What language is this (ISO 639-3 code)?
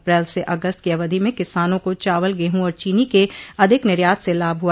hin